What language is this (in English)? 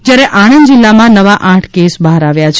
Gujarati